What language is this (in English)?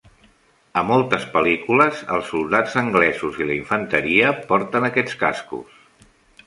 Catalan